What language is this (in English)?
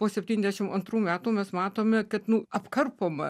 Lithuanian